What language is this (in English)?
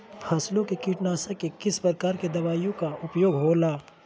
Magahi